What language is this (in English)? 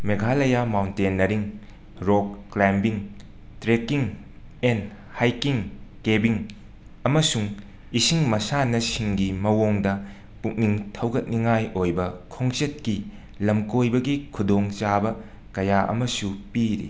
Manipuri